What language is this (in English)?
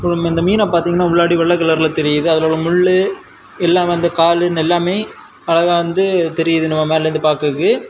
Tamil